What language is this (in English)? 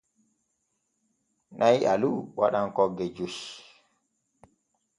Borgu Fulfulde